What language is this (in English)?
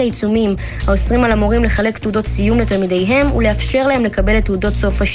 Hebrew